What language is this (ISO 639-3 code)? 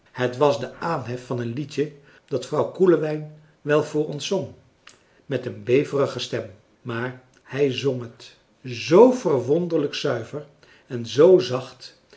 nld